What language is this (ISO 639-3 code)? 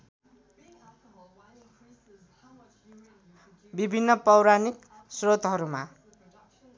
nep